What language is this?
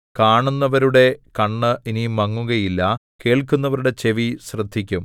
Malayalam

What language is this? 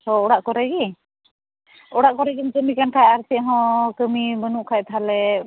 Santali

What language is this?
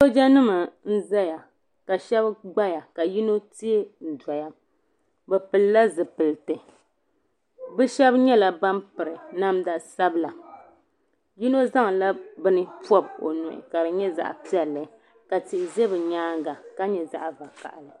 Dagbani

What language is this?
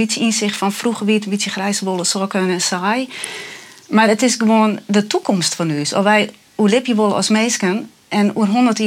Dutch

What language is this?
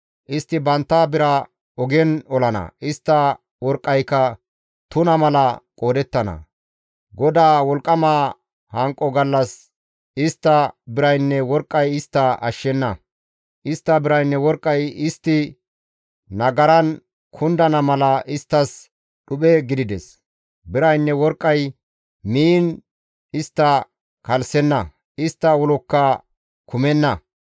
Gamo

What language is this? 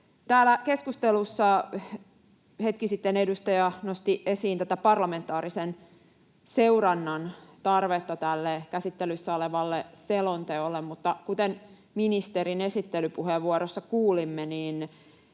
Finnish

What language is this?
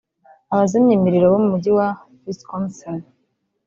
Kinyarwanda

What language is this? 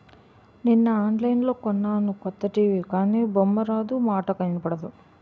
Telugu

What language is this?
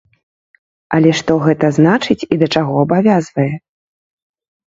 Belarusian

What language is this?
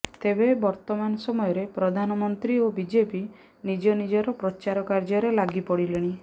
Odia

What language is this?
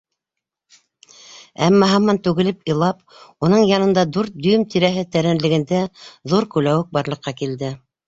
Bashkir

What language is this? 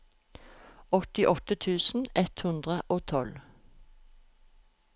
Norwegian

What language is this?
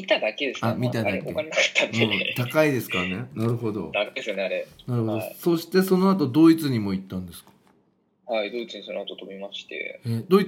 Japanese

